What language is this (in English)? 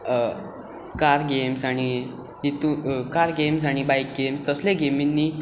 Konkani